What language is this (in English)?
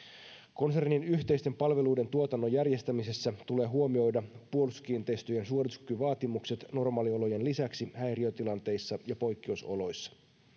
Finnish